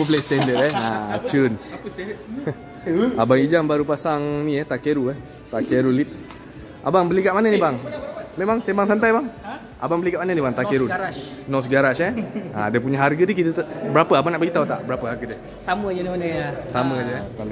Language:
Malay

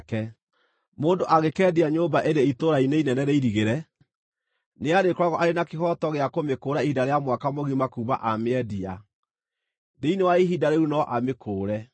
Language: Kikuyu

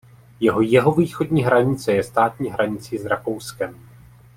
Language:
Czech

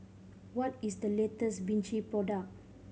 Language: English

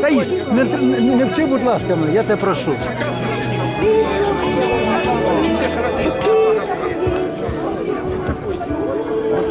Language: Russian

